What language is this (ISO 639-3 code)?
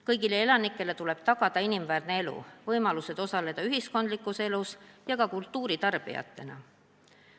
est